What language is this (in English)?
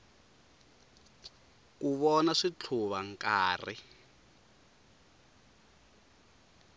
Tsonga